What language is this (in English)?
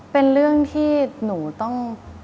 Thai